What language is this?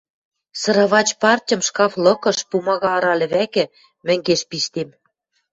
Western Mari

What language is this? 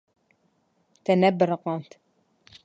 Kurdish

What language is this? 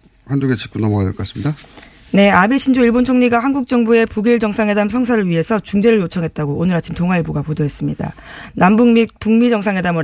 Korean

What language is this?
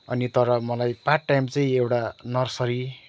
Nepali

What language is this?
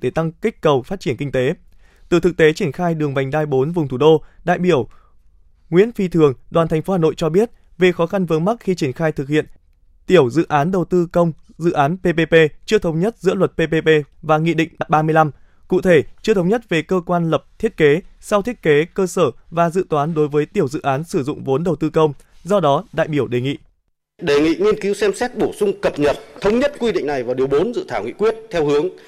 Vietnamese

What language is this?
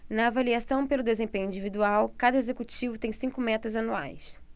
Portuguese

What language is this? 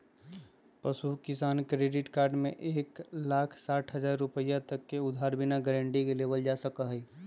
Magahi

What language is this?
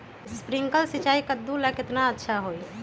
Magahi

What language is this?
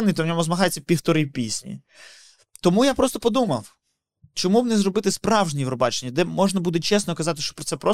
Ukrainian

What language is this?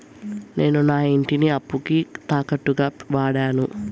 Telugu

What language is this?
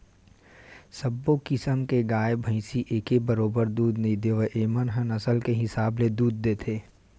Chhattisgarhi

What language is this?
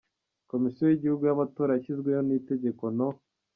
Kinyarwanda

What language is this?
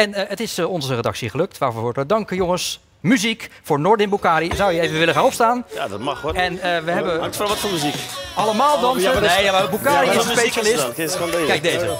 Dutch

